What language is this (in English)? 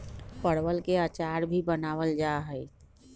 Magahi